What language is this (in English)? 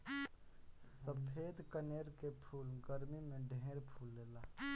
Bhojpuri